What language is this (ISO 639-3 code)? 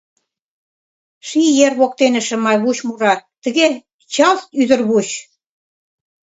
chm